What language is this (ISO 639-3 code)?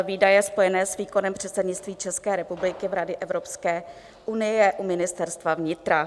ces